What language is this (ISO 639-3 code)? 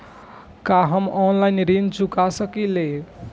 bho